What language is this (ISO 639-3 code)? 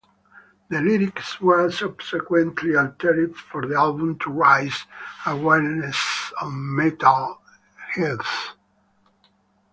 eng